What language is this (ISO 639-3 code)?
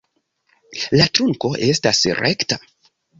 epo